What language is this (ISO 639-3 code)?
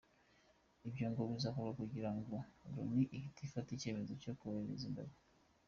kin